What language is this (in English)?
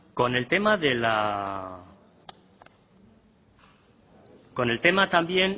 Spanish